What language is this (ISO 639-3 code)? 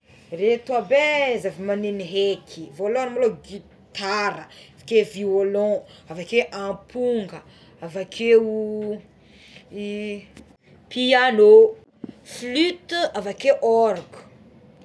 xmw